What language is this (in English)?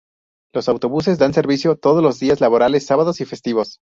Spanish